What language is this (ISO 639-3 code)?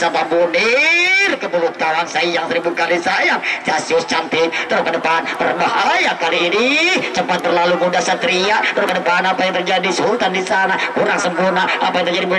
ind